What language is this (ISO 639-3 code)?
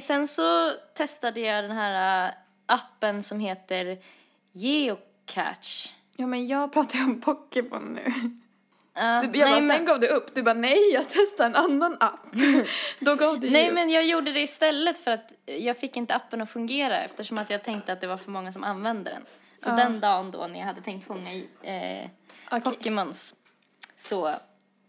swe